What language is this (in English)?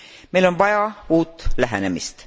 Estonian